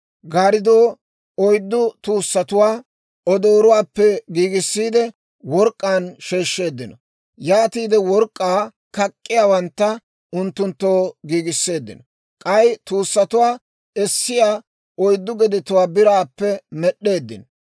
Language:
Dawro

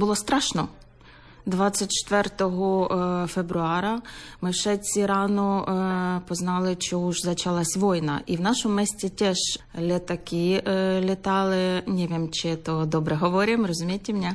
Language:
Slovak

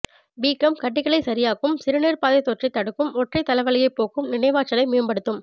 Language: Tamil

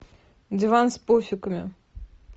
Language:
Russian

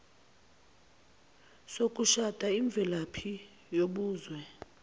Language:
Zulu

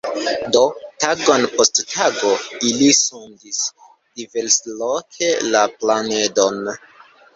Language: Esperanto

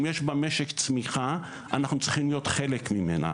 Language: Hebrew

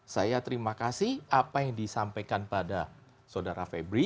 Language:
Indonesian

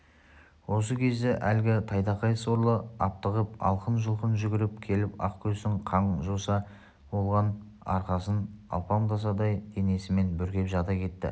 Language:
Kazakh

